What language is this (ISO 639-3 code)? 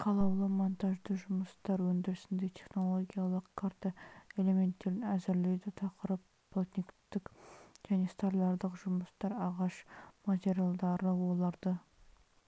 kaz